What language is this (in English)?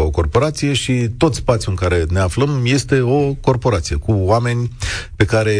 Romanian